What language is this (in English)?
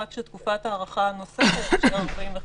Hebrew